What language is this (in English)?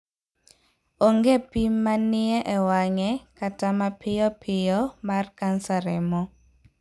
Luo (Kenya and Tanzania)